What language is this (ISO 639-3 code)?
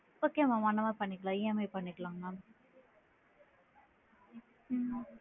tam